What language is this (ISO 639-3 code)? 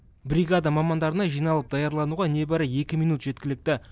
kaz